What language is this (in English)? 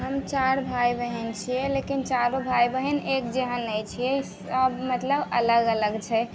Maithili